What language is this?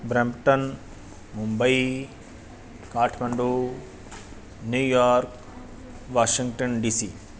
Punjabi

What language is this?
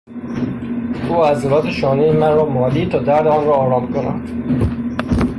Persian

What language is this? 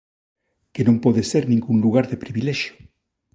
Galician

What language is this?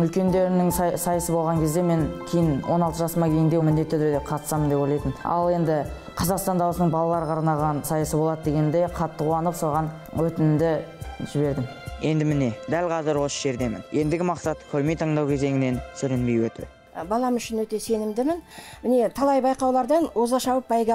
Turkish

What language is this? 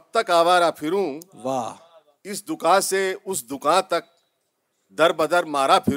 Urdu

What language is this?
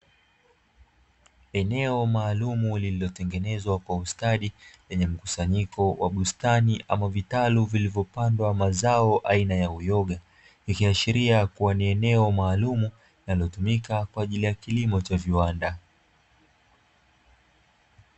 Swahili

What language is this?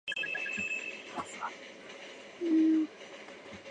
Chinese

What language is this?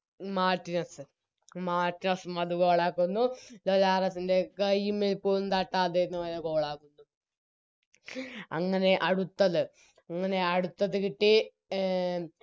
Malayalam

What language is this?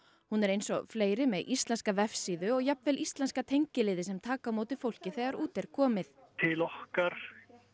Icelandic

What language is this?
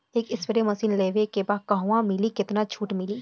Bhojpuri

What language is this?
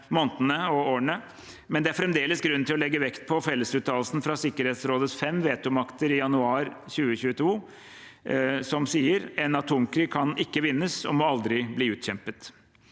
Norwegian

